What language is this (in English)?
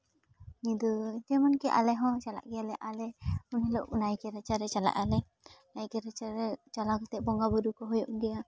Santali